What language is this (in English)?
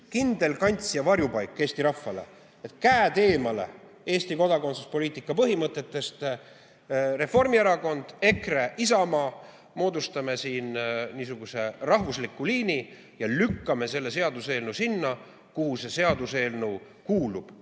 Estonian